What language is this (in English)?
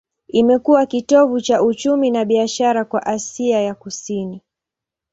Swahili